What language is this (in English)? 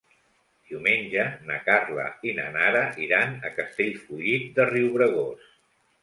Catalan